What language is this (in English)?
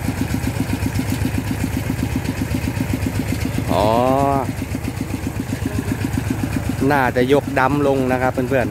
Thai